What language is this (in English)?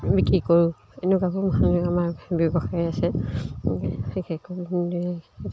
Assamese